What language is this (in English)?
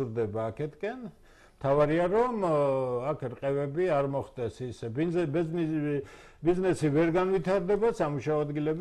Romanian